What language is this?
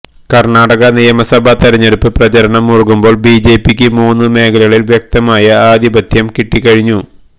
Malayalam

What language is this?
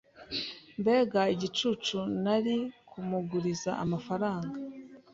Kinyarwanda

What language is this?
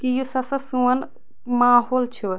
Kashmiri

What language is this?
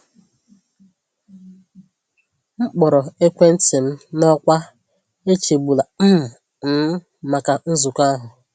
Igbo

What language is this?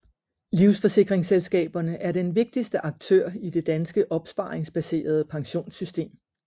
Danish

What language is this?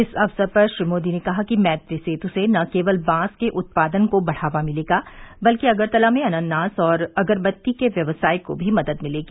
Hindi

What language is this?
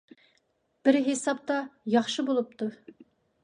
Uyghur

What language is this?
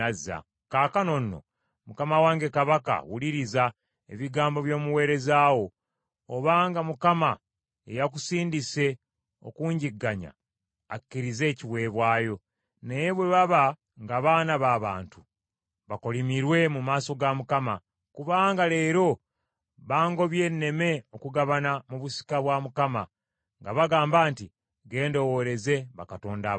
Ganda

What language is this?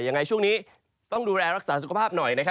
Thai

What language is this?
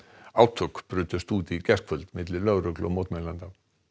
Icelandic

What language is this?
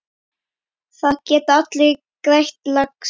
Icelandic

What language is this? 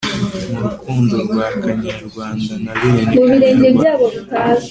Kinyarwanda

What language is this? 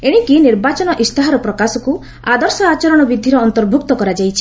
Odia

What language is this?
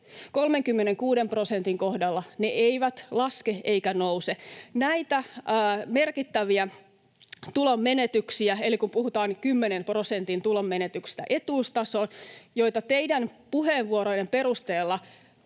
Finnish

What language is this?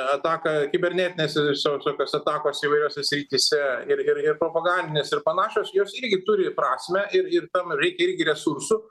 Lithuanian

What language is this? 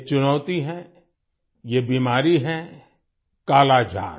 Hindi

